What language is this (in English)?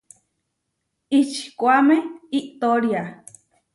Huarijio